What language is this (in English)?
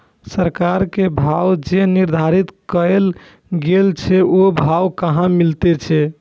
Maithili